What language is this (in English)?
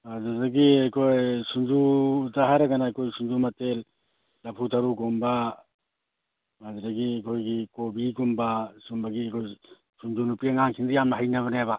Manipuri